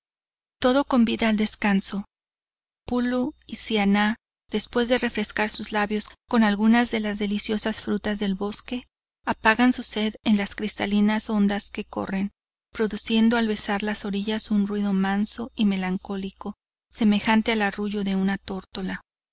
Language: Spanish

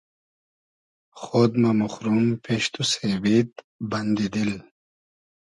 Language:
Hazaragi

